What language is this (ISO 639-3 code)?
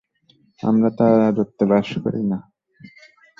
ben